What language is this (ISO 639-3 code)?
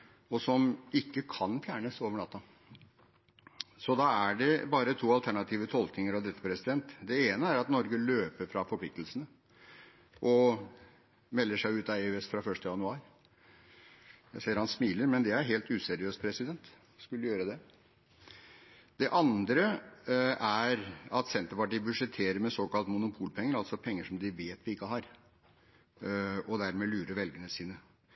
nob